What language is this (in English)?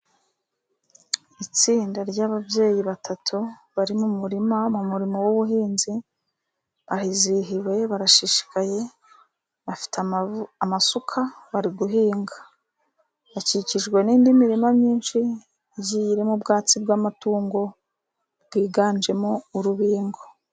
Kinyarwanda